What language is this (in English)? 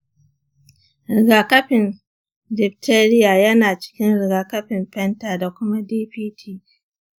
Hausa